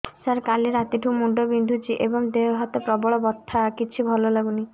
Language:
Odia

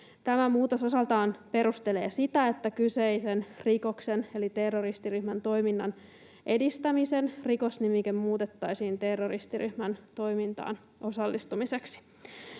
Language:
Finnish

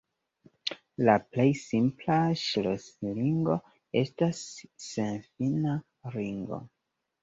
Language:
Esperanto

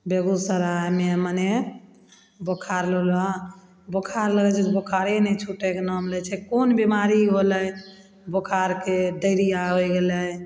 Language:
Maithili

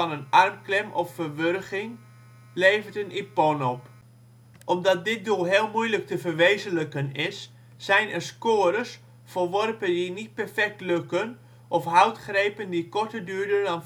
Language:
Dutch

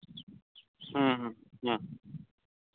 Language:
Santali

